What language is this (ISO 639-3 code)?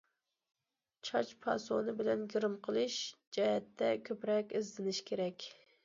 uig